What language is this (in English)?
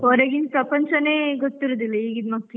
Kannada